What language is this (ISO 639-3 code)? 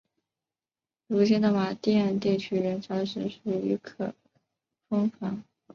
zho